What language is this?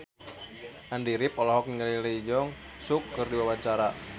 Sundanese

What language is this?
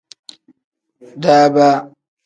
Tem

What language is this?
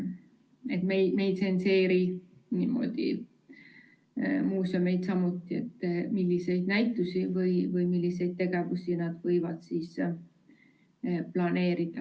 Estonian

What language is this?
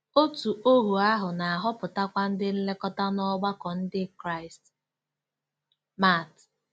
Igbo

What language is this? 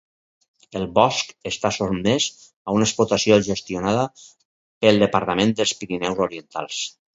Catalan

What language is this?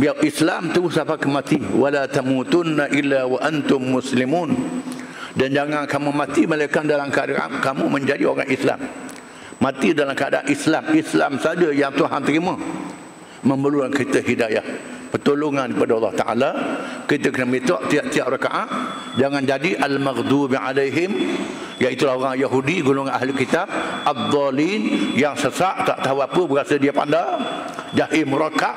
Malay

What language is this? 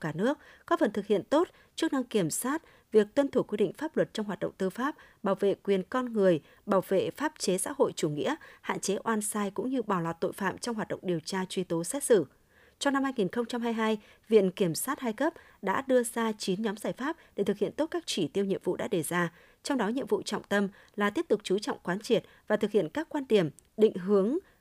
Vietnamese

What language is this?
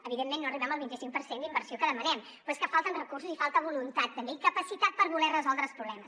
Catalan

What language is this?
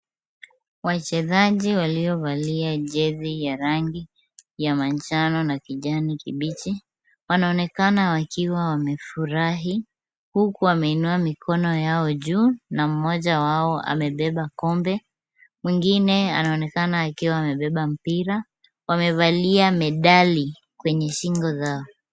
Swahili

